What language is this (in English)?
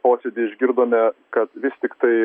Lithuanian